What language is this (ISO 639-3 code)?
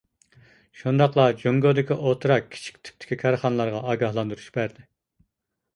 uig